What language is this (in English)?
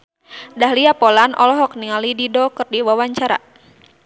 Sundanese